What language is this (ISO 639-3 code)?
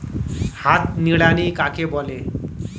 ben